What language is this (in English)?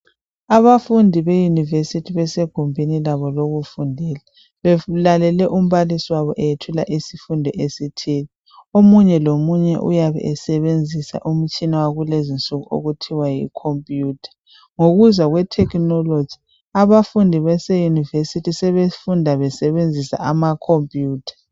North Ndebele